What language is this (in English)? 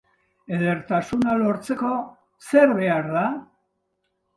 Basque